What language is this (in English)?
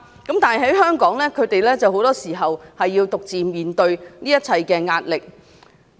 Cantonese